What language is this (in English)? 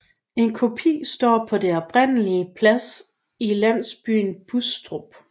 Danish